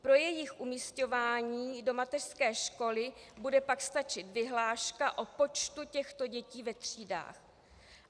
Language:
Czech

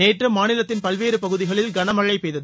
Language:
Tamil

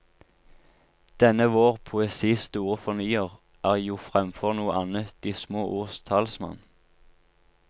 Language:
Norwegian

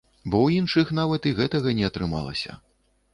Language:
Belarusian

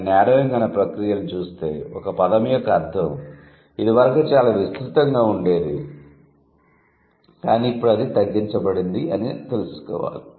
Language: Telugu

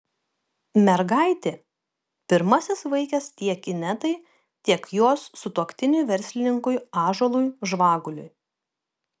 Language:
Lithuanian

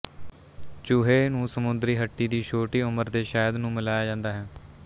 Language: Punjabi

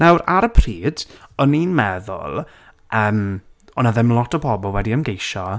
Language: Welsh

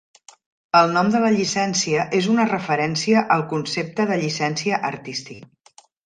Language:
Catalan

